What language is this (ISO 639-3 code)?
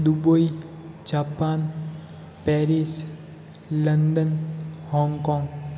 hin